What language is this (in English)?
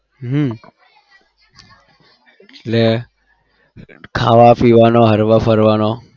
Gujarati